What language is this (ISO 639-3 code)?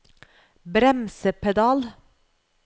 nor